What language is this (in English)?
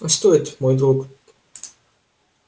Russian